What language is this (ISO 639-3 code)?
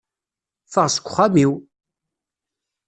kab